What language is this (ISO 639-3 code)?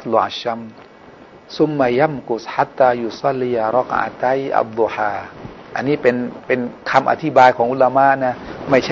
tha